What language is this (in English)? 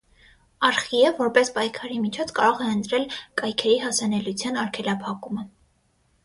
Armenian